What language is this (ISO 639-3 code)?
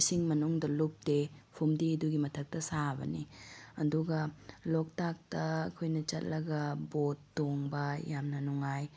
mni